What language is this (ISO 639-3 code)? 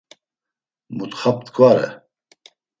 lzz